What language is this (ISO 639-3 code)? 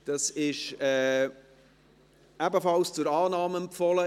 gsw